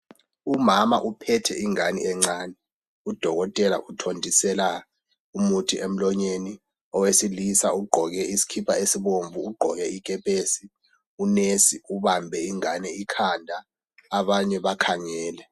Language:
North Ndebele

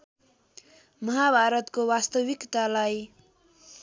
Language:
Nepali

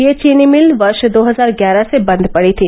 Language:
Hindi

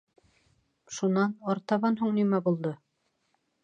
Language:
Bashkir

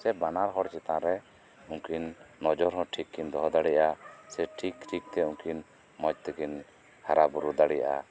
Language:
Santali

